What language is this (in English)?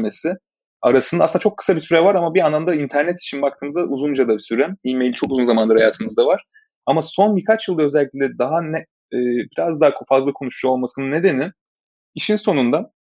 Turkish